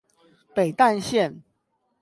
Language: Chinese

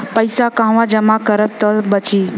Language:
Bhojpuri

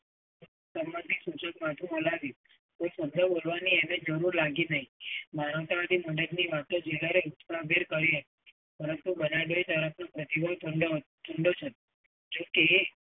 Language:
Gujarati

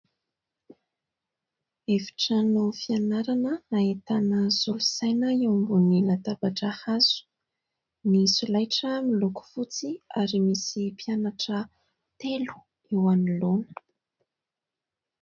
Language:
Malagasy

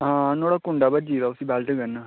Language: Dogri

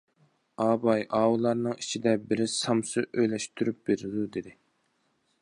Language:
Uyghur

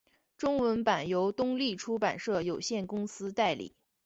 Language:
Chinese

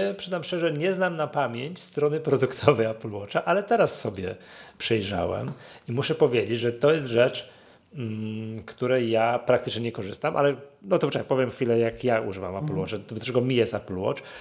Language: Polish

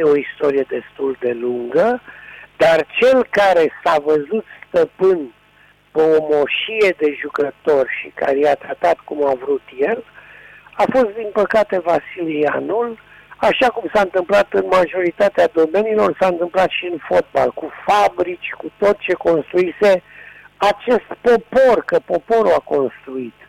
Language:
Romanian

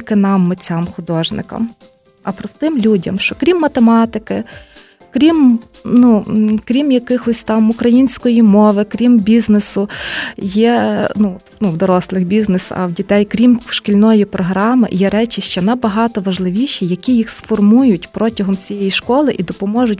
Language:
Ukrainian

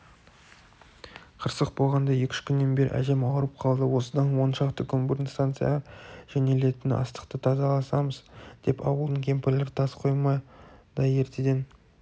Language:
Kazakh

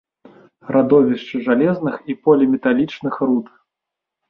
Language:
Belarusian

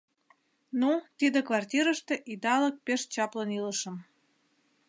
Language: Mari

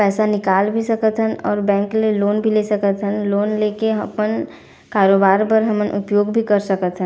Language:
Chhattisgarhi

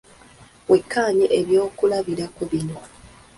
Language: Ganda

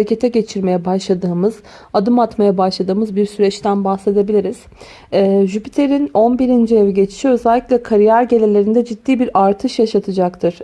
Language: Turkish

